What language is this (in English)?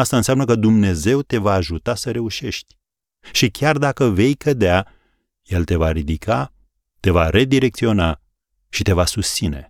Romanian